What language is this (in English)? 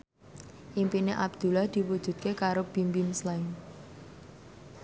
Javanese